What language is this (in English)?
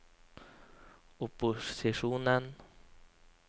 Norwegian